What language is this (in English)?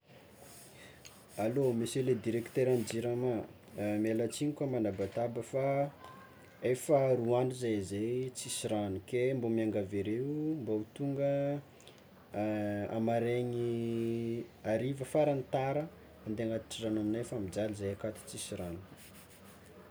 Tsimihety Malagasy